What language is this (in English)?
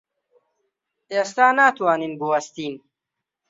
Central Kurdish